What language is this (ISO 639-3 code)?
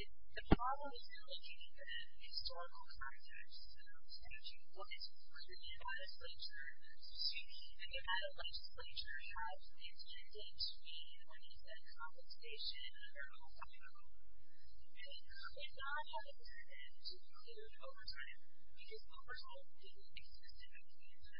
eng